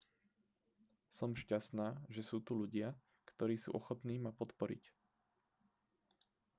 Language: Slovak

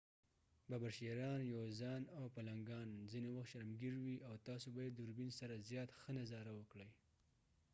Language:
Pashto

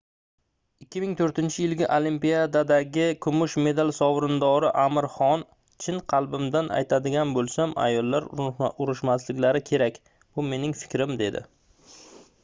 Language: Uzbek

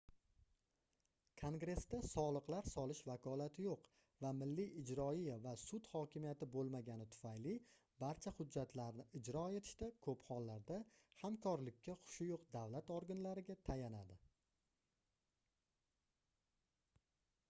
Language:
Uzbek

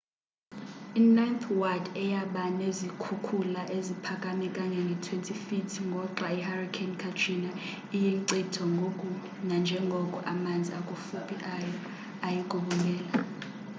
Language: Xhosa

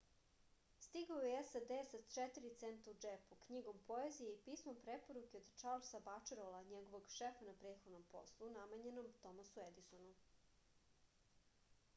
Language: Serbian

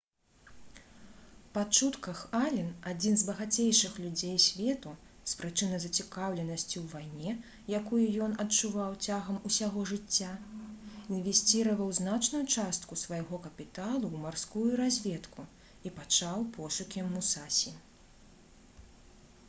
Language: Belarusian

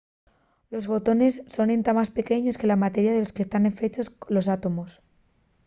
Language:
Asturian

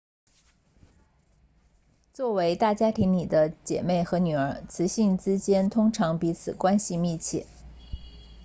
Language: Chinese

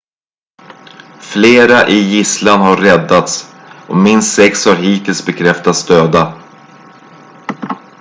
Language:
Swedish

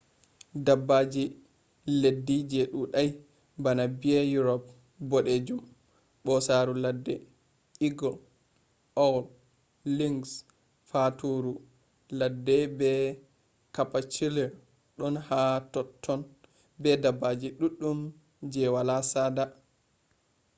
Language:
Fula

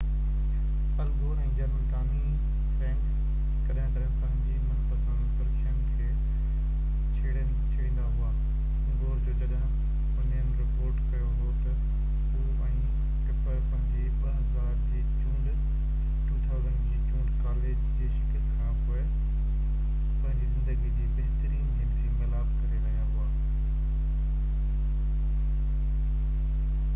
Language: Sindhi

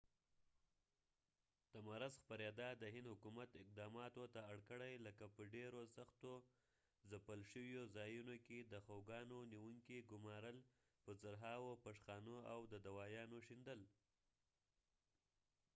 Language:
Pashto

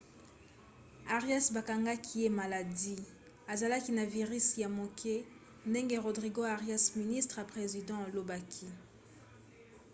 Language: Lingala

